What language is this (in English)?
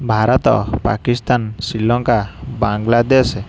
Odia